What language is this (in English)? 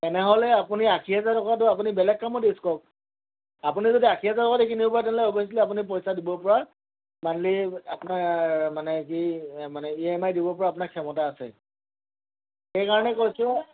Assamese